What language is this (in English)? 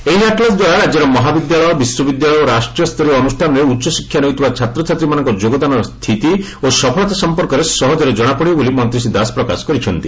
Odia